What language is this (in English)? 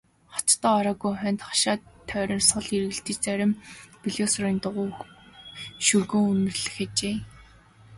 Mongolian